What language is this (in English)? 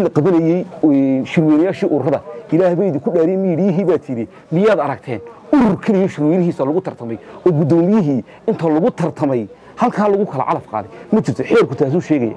Arabic